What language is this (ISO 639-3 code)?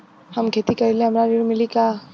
bho